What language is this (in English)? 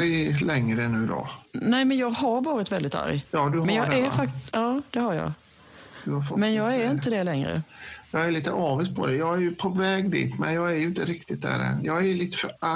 Swedish